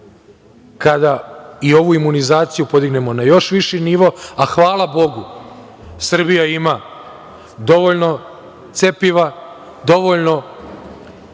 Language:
Serbian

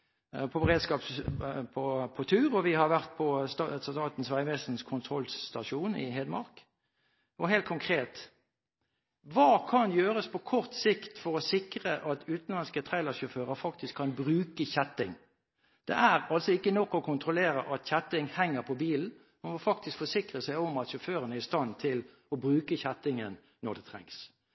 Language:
Norwegian Bokmål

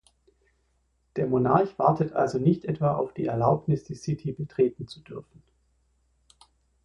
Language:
German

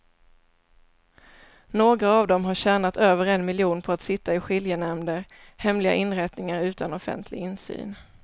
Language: Swedish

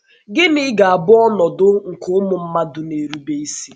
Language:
Igbo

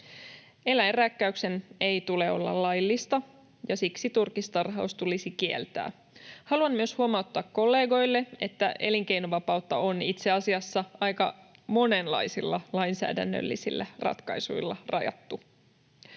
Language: Finnish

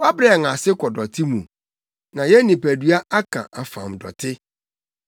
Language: Akan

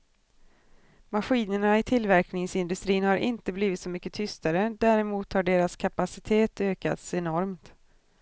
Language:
Swedish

